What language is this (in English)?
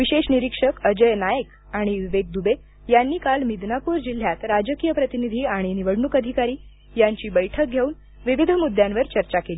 Marathi